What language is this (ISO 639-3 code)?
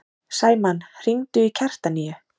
isl